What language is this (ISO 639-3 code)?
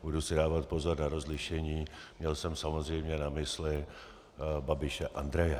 ces